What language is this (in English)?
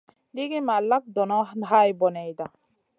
Masana